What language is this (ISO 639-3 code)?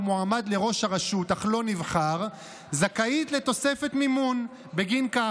heb